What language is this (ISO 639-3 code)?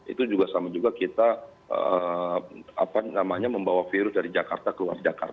ind